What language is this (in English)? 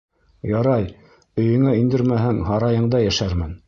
Bashkir